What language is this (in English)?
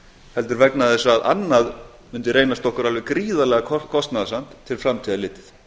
Icelandic